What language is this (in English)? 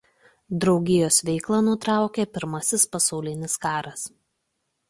Lithuanian